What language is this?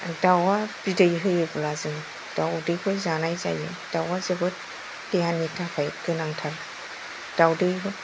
Bodo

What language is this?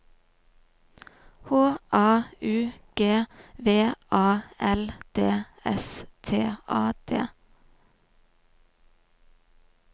Norwegian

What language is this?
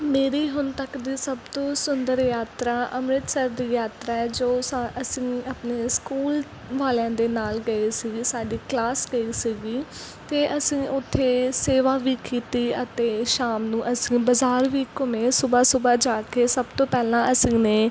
Punjabi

